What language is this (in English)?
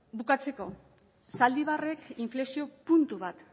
Basque